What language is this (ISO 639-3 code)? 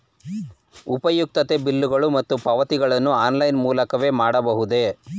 kan